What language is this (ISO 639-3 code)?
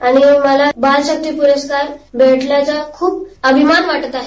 mar